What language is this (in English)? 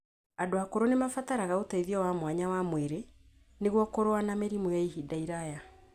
Kikuyu